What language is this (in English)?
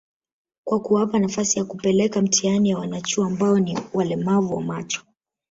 Swahili